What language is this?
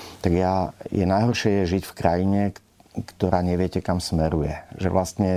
Slovak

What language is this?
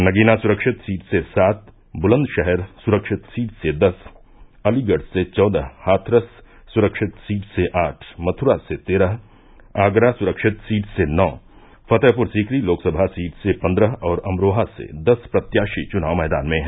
Hindi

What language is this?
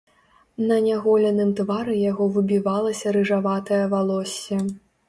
Belarusian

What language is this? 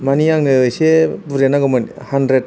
Bodo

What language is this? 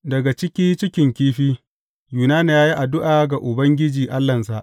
Hausa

